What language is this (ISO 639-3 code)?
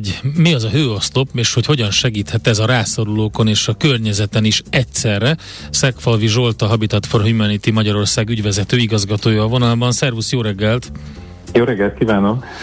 hun